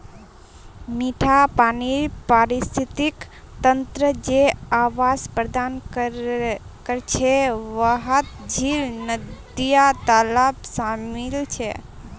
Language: Magahi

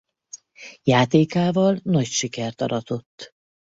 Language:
Hungarian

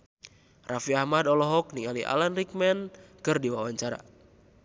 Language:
Sundanese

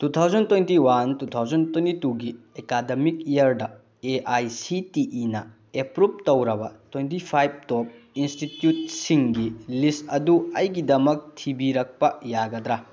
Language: Manipuri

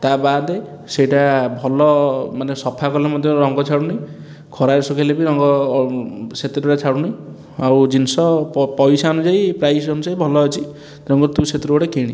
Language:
Odia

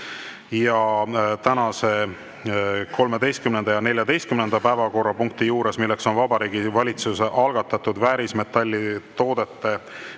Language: Estonian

